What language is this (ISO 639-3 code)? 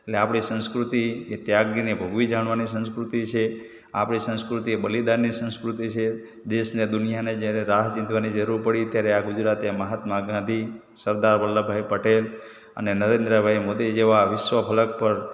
guj